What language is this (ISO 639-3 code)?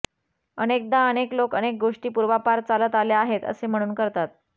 mar